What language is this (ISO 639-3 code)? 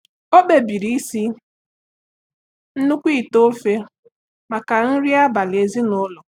ibo